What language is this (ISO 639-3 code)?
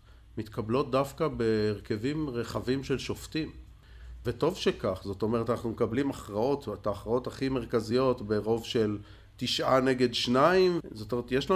heb